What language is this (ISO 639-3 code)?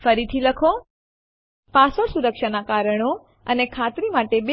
guj